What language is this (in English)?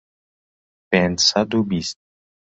Central Kurdish